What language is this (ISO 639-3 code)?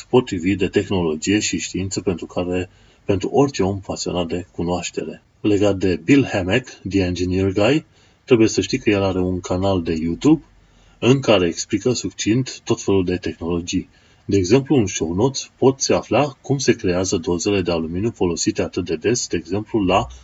ron